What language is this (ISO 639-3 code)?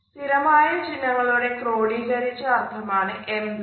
mal